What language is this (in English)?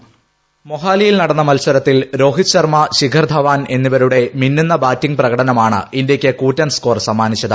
Malayalam